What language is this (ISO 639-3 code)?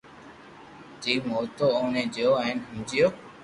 lrk